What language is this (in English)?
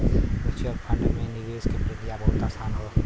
Bhojpuri